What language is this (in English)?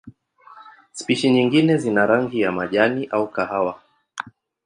Swahili